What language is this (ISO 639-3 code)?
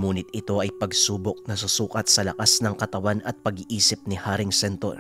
fil